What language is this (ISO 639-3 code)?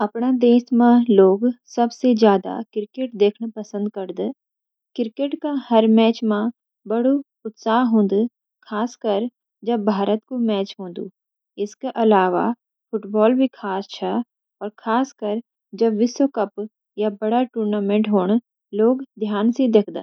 gbm